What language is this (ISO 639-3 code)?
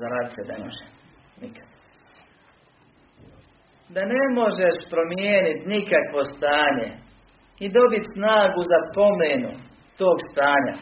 hrv